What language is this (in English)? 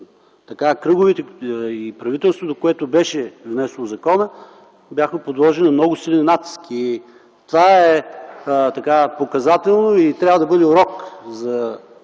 Bulgarian